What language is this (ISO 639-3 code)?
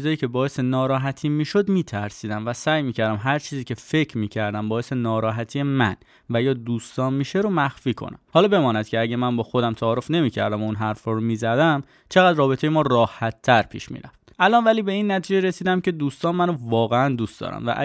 fas